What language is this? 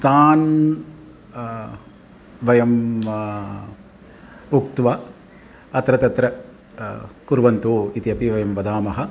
Sanskrit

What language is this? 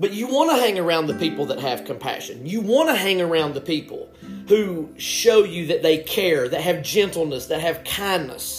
English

